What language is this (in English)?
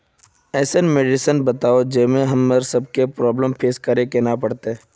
Magahi